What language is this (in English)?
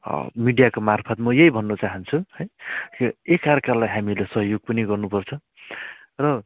Nepali